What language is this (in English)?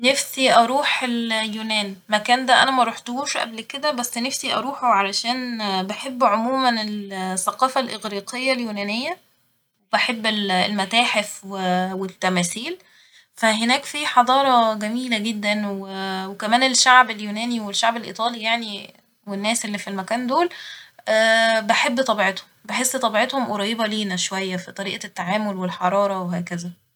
Egyptian Arabic